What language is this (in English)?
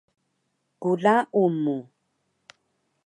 Taroko